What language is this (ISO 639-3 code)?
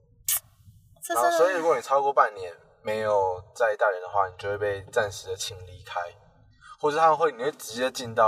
zho